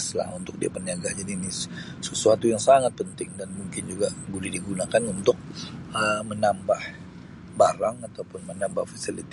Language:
Sabah Malay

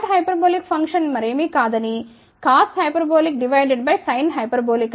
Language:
Telugu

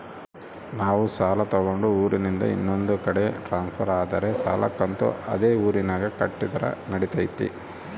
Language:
Kannada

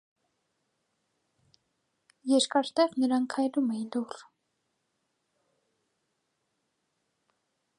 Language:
Armenian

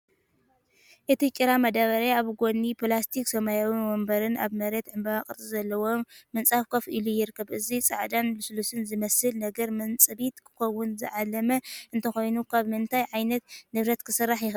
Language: Tigrinya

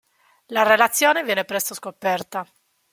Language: Italian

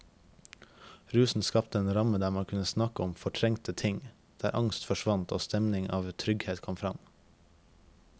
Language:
Norwegian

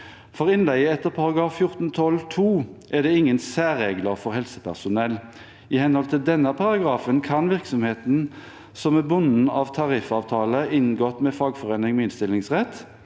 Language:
Norwegian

